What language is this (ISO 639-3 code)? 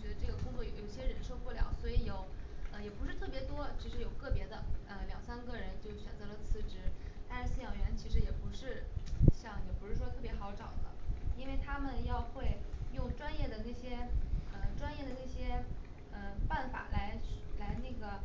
zho